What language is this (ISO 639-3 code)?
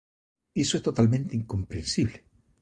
glg